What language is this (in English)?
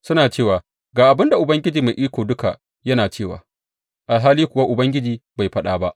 Hausa